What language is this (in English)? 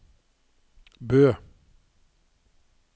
Norwegian